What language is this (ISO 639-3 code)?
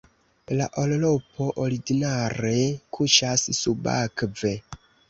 epo